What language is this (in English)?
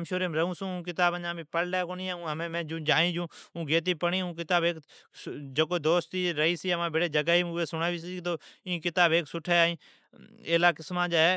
Od